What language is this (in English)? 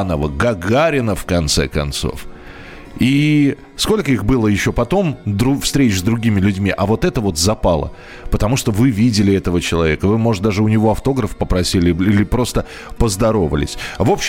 Russian